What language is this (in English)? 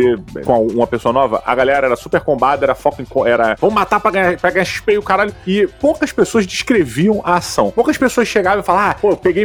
Portuguese